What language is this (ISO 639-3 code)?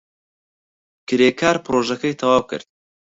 ckb